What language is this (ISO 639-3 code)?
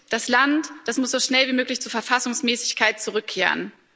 deu